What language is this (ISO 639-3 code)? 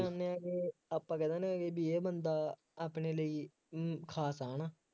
pan